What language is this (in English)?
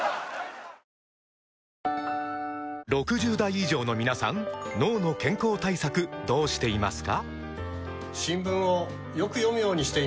Japanese